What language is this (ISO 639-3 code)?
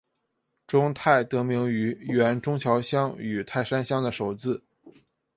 zho